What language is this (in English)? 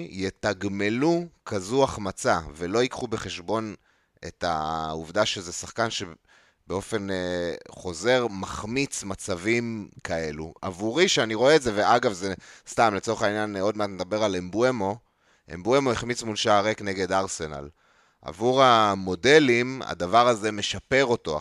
Hebrew